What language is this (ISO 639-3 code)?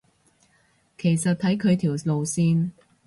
yue